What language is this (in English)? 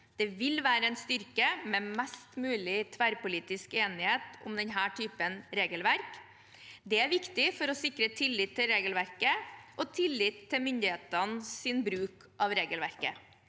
Norwegian